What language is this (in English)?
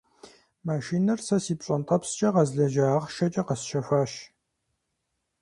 Kabardian